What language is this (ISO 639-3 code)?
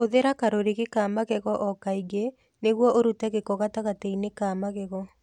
kik